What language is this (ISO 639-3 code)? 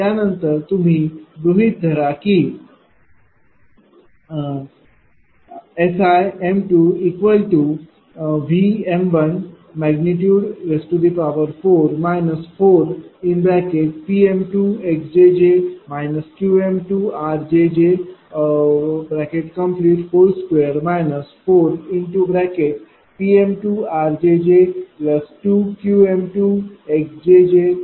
mar